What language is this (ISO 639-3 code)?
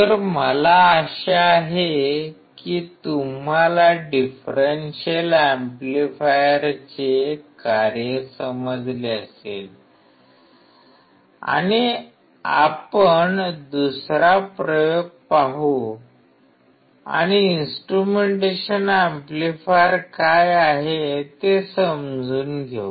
mar